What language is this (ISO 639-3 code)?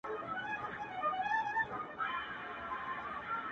pus